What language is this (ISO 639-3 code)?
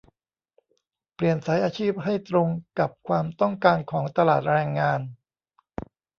tha